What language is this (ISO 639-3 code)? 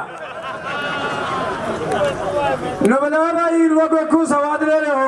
hin